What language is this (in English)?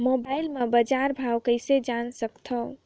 Chhattisgarhi